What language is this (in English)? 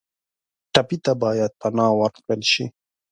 Pashto